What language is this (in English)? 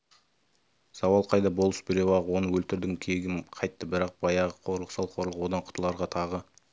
Kazakh